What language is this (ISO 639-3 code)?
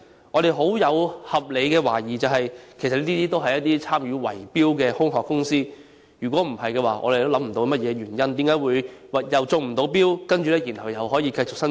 yue